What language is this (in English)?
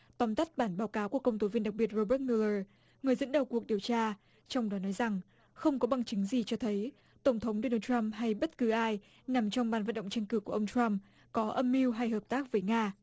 Vietnamese